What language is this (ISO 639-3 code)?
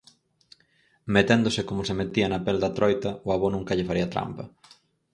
glg